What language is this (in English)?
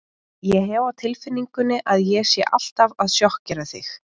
Icelandic